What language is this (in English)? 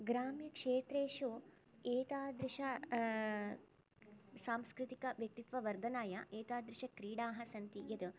Sanskrit